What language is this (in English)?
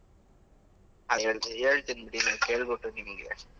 Kannada